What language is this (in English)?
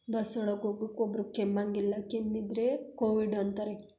Kannada